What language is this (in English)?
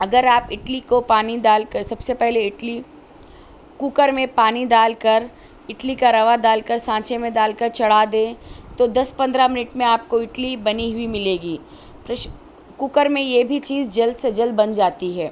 Urdu